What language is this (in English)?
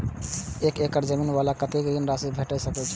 Maithili